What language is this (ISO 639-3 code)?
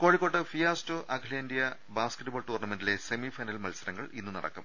mal